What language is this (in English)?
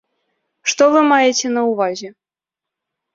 Belarusian